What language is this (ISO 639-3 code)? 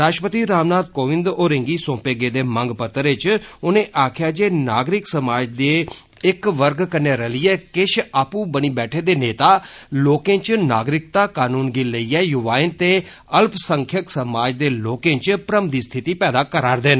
doi